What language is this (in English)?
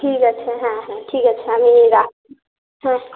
Bangla